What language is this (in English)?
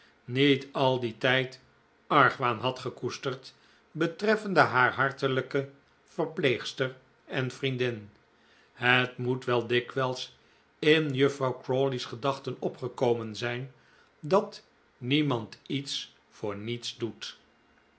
Dutch